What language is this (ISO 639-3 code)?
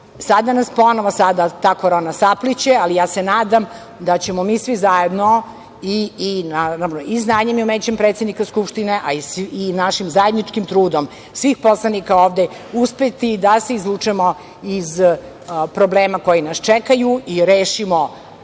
srp